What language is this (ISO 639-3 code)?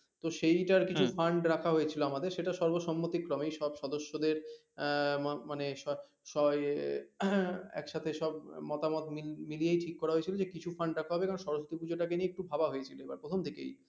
ben